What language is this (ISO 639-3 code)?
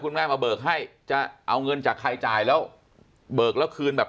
tha